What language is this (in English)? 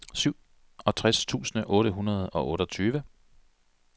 Danish